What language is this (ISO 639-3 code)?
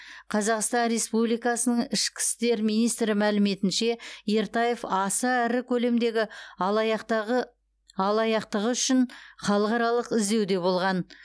kaz